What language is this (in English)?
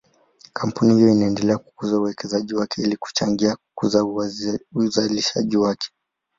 Swahili